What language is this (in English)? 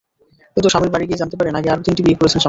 Bangla